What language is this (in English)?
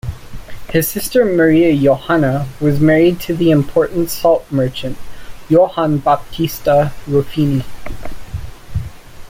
English